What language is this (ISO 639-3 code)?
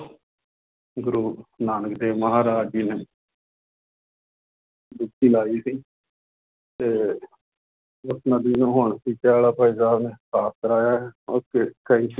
pan